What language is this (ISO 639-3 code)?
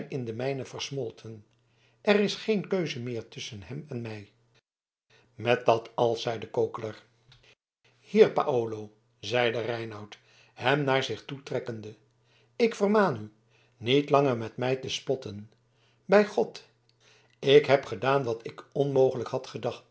nld